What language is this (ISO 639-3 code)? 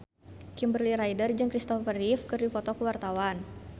sun